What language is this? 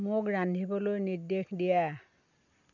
Assamese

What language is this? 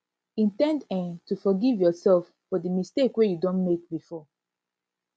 Nigerian Pidgin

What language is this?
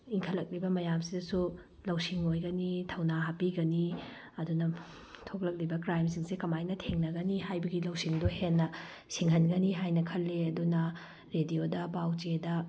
Manipuri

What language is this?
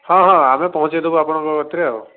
Odia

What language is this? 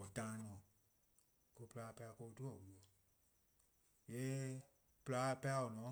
Eastern Krahn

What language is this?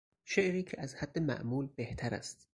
Persian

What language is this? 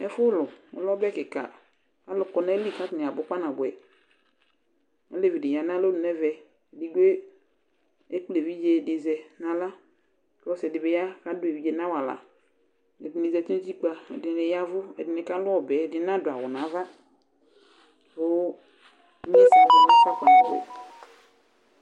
Ikposo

